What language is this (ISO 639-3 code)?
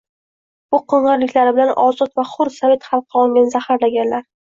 uzb